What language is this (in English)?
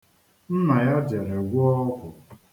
Igbo